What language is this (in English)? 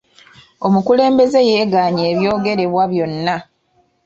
Ganda